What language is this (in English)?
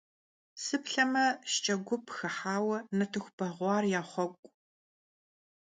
Kabardian